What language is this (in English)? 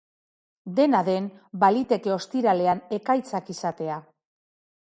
Basque